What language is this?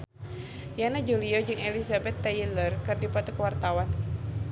Sundanese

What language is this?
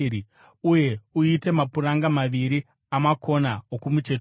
Shona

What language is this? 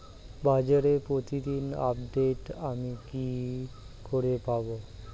Bangla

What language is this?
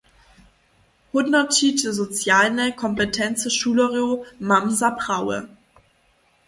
Upper Sorbian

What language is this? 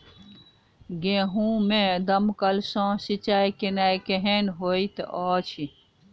Maithili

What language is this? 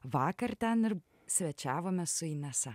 Lithuanian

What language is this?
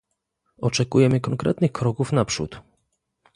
Polish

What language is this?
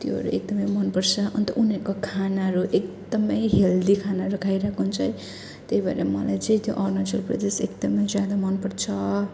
Nepali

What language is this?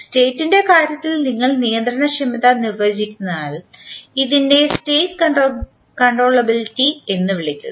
Malayalam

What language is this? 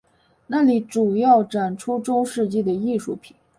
Chinese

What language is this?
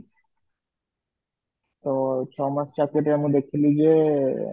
Odia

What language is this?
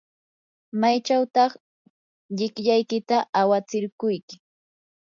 Yanahuanca Pasco Quechua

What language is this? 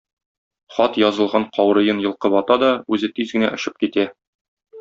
Tatar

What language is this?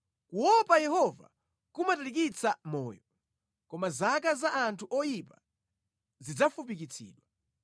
Nyanja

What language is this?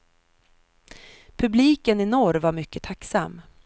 Swedish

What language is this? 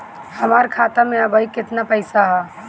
Bhojpuri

